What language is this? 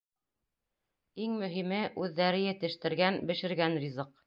Bashkir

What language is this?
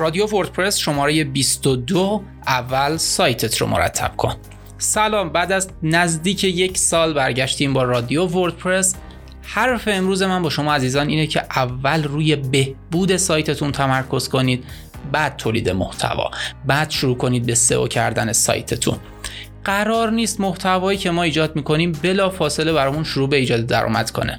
Persian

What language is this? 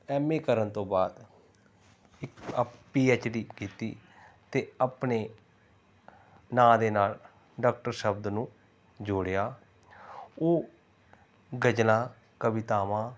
Punjabi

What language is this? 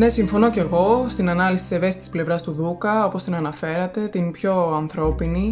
Greek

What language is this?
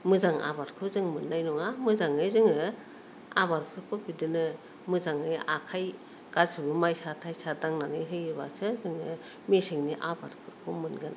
Bodo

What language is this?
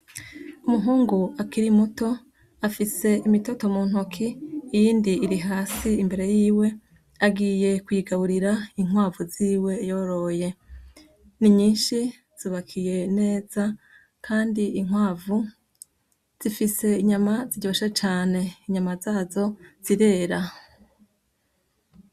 Rundi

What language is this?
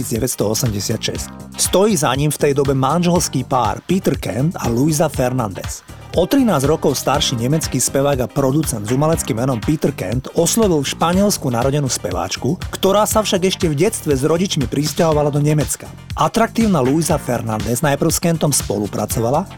Slovak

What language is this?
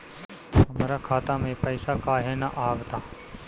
Bhojpuri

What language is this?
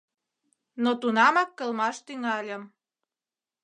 Mari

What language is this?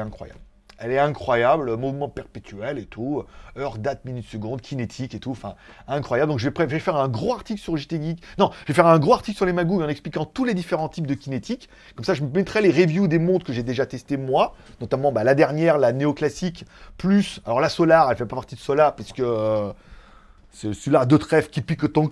French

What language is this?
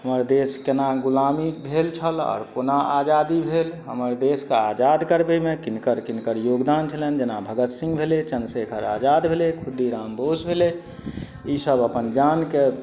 Maithili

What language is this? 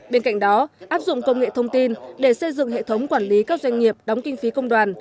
Vietnamese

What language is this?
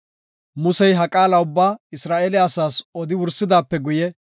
Gofa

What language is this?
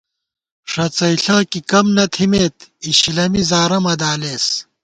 Gawar-Bati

